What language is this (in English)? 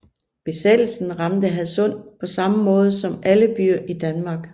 Danish